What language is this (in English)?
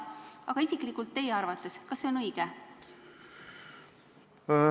Estonian